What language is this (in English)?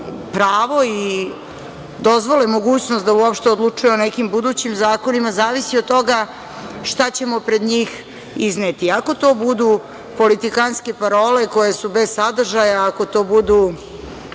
Serbian